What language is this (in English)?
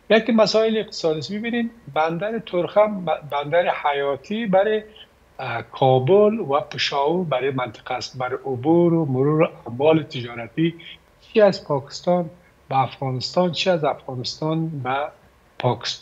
Persian